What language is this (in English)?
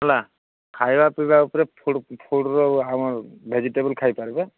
Odia